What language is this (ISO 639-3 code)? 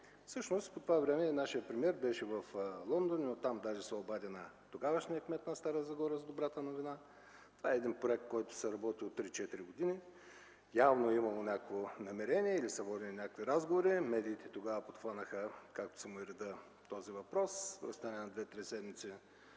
bul